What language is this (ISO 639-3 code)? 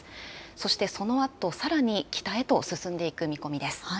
jpn